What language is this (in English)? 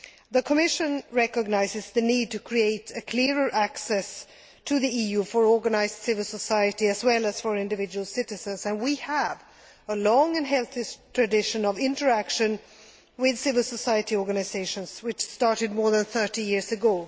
English